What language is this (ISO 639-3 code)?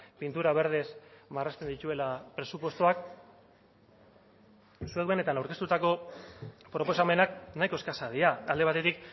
eus